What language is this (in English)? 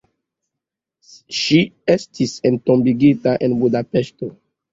Esperanto